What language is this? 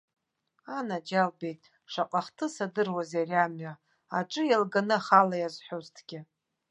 Abkhazian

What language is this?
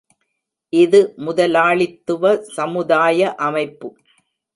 Tamil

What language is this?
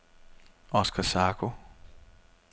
Danish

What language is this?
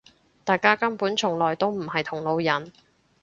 Cantonese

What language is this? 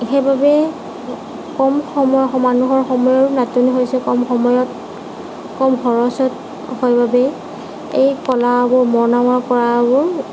Assamese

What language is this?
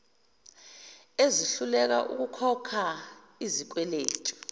Zulu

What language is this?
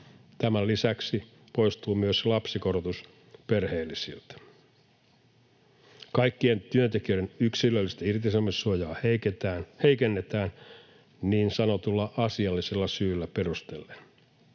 Finnish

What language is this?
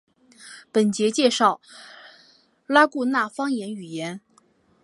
Chinese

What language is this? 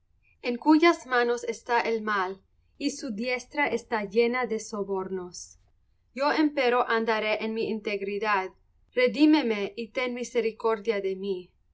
Spanish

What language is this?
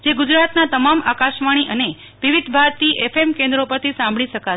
Gujarati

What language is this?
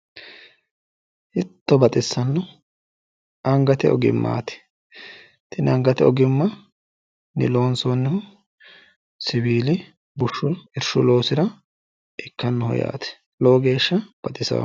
Sidamo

